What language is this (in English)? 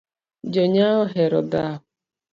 Luo (Kenya and Tanzania)